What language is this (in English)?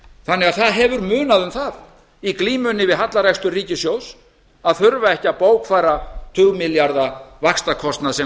Icelandic